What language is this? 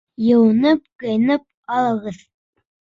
Bashkir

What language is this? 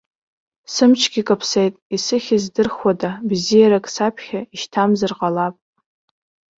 Abkhazian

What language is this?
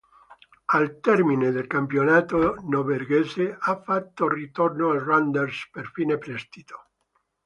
Italian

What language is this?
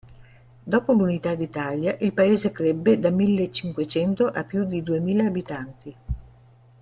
Italian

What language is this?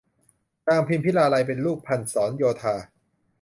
Thai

